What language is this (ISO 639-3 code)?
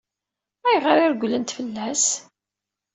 kab